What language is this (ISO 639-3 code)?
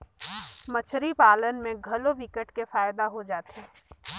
hne